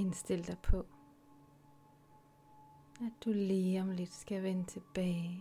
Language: Danish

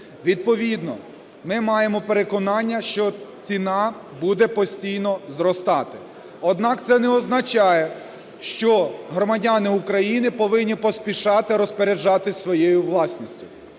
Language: Ukrainian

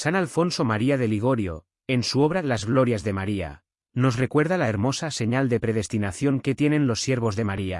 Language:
Spanish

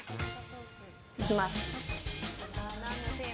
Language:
Japanese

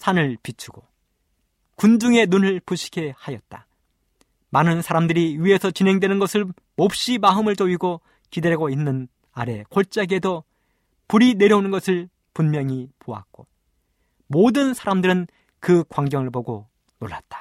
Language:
Korean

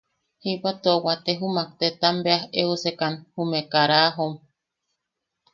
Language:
Yaqui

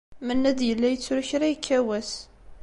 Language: Kabyle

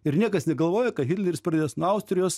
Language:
Lithuanian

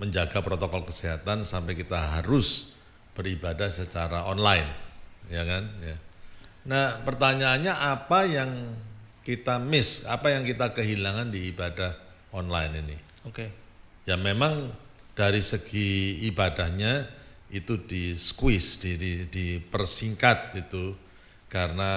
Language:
Indonesian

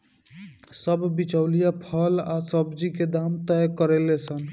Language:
Bhojpuri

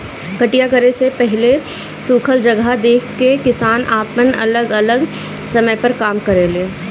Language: Bhojpuri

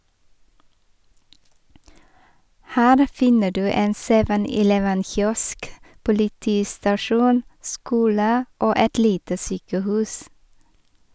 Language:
Norwegian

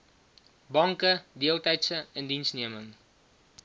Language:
Afrikaans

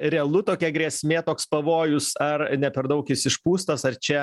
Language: Lithuanian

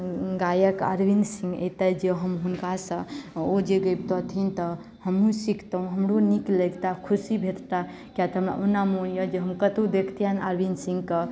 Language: Maithili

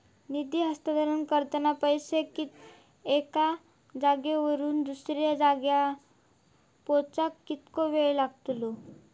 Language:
Marathi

